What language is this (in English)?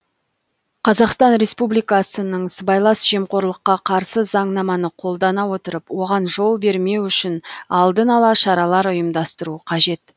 Kazakh